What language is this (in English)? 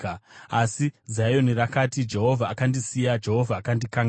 Shona